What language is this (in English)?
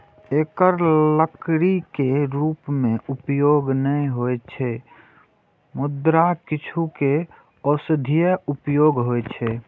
Maithili